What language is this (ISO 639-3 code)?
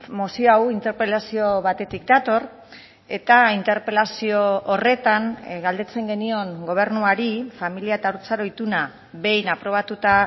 eus